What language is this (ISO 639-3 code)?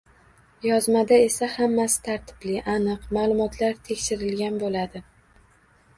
uzb